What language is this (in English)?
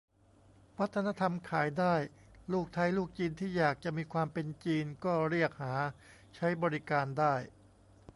Thai